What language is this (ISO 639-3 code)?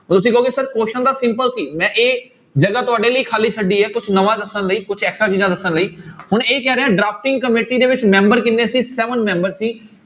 pan